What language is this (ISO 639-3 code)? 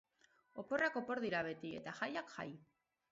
eus